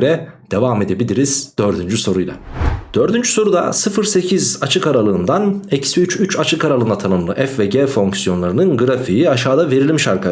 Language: Turkish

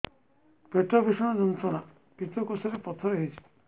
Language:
Odia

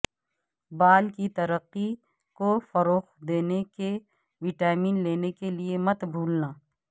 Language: Urdu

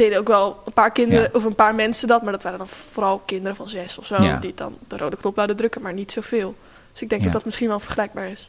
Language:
Dutch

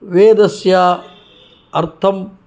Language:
Sanskrit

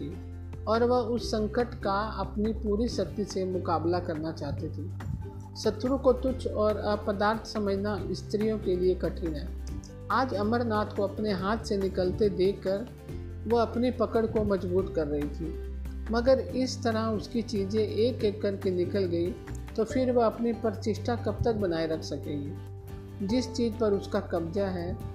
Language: Hindi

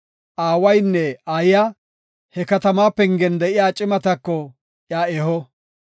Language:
Gofa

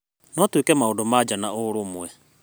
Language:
Kikuyu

